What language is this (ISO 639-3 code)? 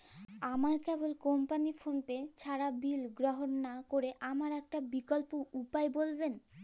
ben